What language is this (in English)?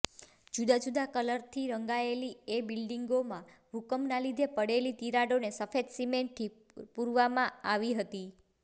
Gujarati